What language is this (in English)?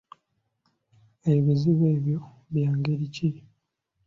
Ganda